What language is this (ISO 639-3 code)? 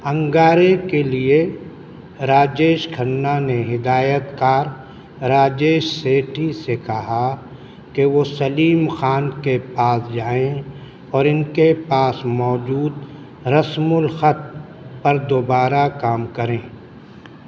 urd